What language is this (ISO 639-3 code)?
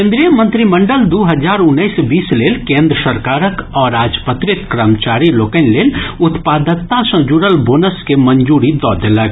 mai